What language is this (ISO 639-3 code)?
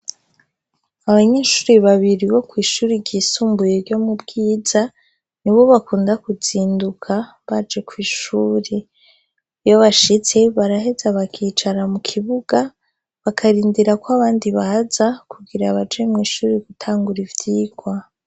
run